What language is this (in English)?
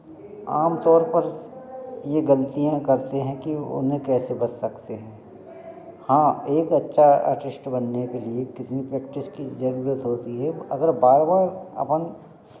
Hindi